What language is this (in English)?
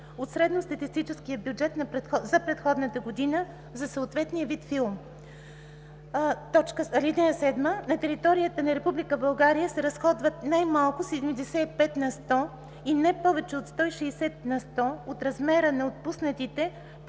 Bulgarian